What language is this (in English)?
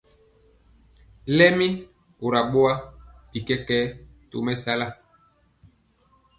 Mpiemo